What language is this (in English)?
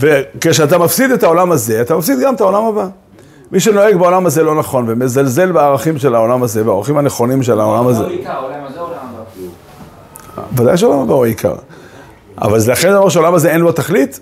Hebrew